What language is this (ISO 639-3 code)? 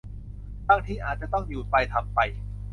tha